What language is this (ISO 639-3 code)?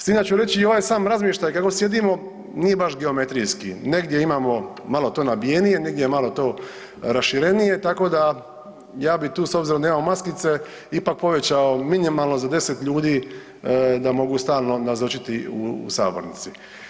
hrv